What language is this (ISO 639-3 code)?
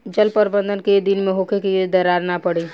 bho